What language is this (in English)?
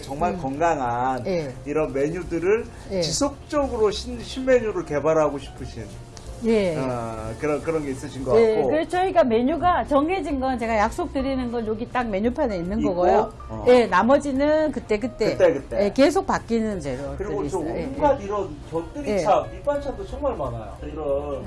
Korean